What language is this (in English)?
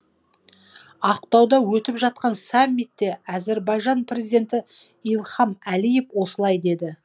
Kazakh